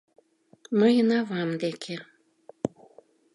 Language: Mari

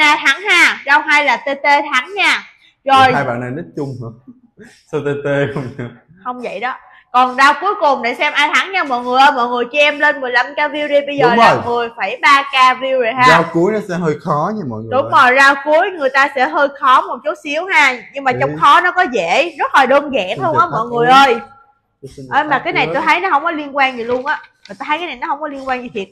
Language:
Vietnamese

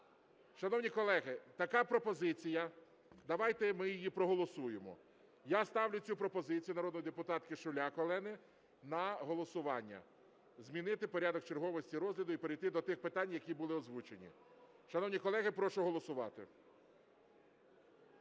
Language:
Ukrainian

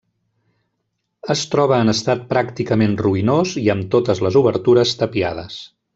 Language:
Catalan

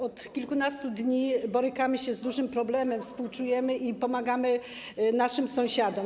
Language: Polish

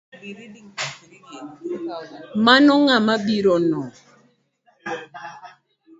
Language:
Luo (Kenya and Tanzania)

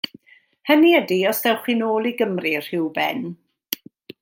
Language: Welsh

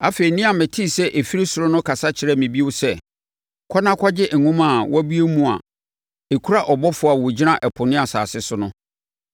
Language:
Akan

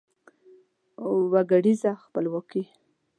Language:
Pashto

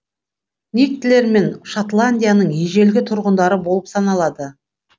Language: Kazakh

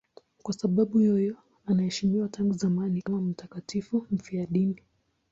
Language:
Swahili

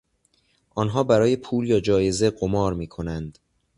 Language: Persian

